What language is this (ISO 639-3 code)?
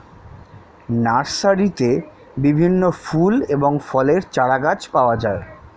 ben